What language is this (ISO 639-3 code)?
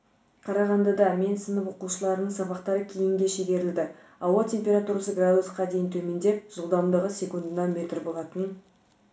kaz